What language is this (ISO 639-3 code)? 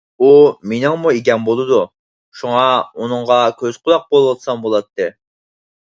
uig